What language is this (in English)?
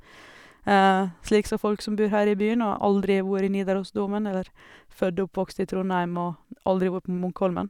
Norwegian